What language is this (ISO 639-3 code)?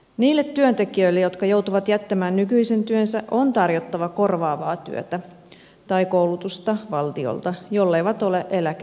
fin